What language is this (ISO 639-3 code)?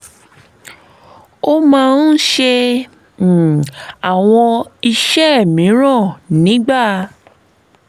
yor